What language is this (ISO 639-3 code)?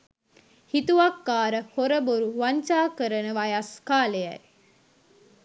sin